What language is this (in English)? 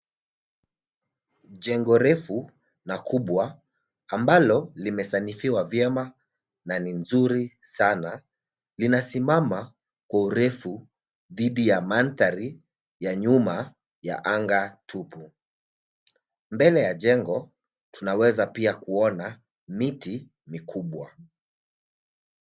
Swahili